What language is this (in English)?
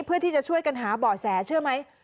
Thai